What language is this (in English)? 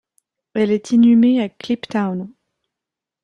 French